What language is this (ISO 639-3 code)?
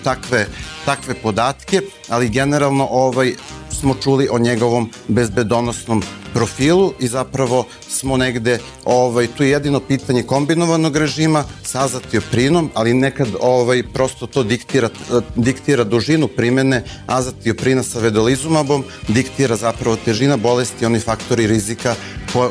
hrv